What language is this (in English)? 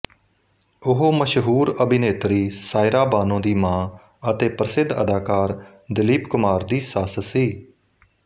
Punjabi